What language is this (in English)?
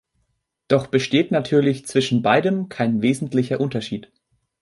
German